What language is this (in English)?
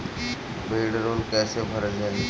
Bhojpuri